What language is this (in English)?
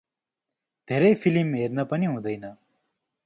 Nepali